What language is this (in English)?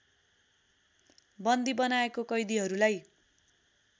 Nepali